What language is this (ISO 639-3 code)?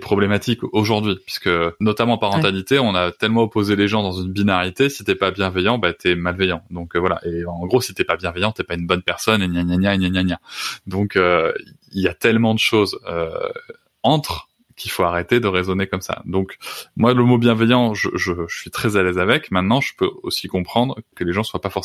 fra